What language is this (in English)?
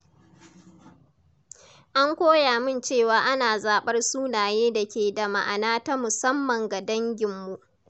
Hausa